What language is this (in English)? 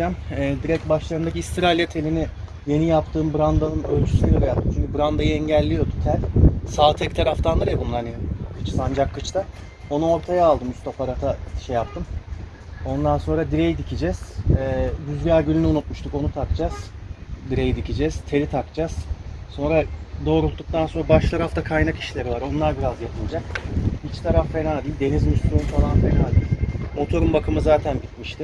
Turkish